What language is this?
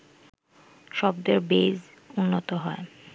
Bangla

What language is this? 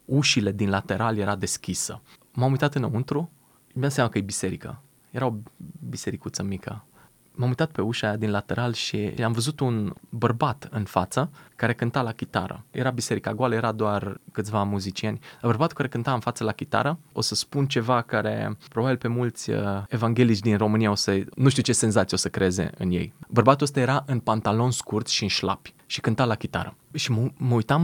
Romanian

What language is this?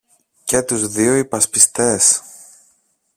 Greek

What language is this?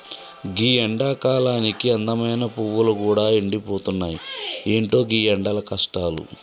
Telugu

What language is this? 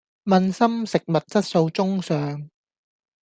Cantonese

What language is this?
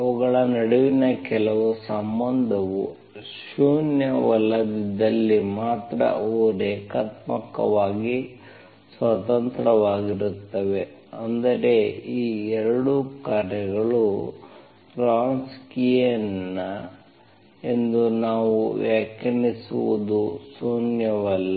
Kannada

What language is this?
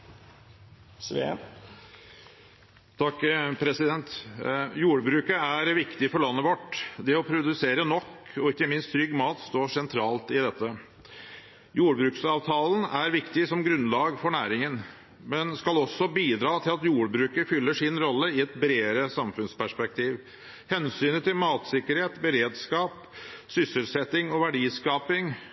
Norwegian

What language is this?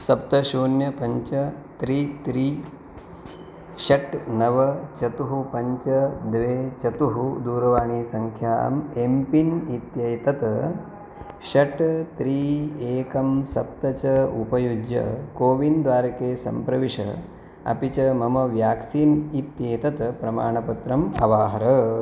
Sanskrit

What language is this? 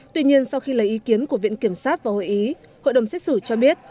Vietnamese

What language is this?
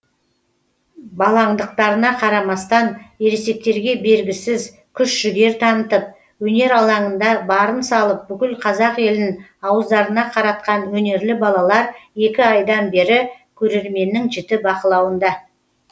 Kazakh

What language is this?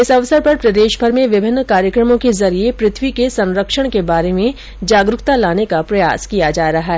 Hindi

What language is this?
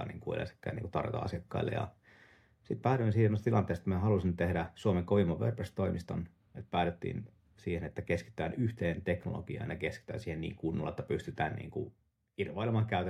Finnish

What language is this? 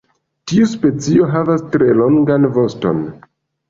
Esperanto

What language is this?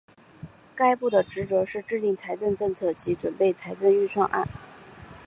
Chinese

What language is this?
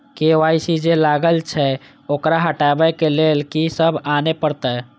Maithili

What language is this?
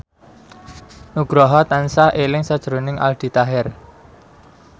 Javanese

